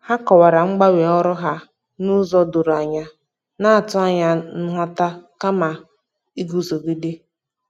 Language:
Igbo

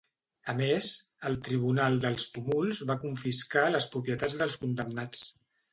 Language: Catalan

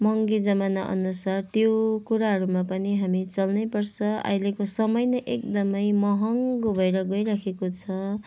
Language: Nepali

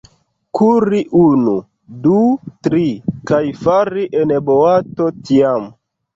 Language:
Esperanto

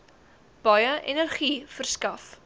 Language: Afrikaans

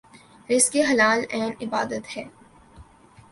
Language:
Urdu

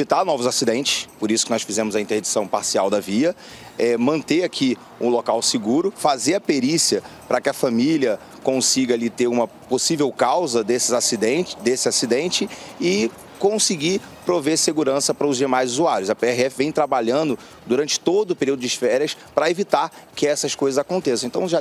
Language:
Portuguese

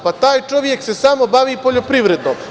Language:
Serbian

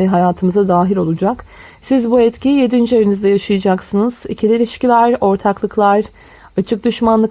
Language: Turkish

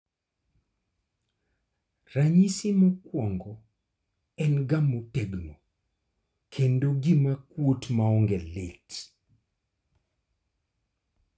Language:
Luo (Kenya and Tanzania)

